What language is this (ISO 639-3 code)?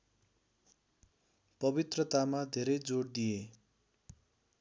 nep